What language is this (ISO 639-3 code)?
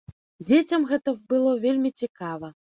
bel